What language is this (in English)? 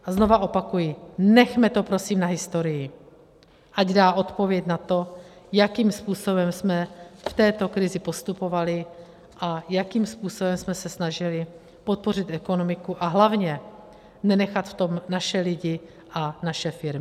Czech